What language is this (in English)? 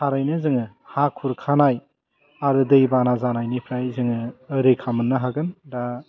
Bodo